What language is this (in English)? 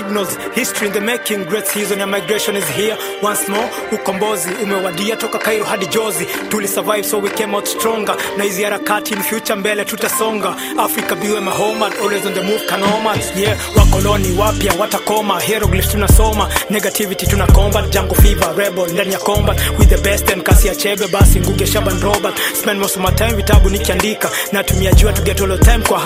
Swahili